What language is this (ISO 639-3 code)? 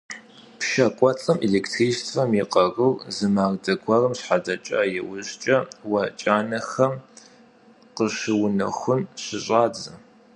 kbd